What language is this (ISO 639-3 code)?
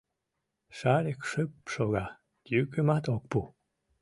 chm